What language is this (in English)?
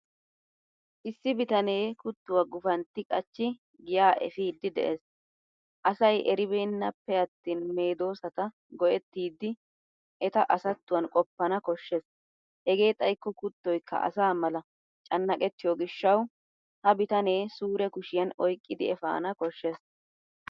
Wolaytta